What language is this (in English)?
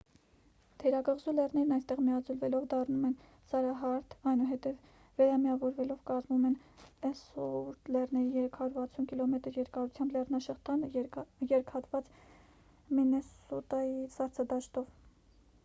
Armenian